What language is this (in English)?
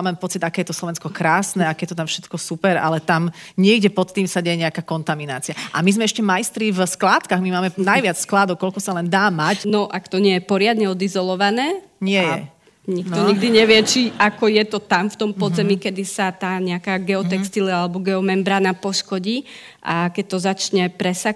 Slovak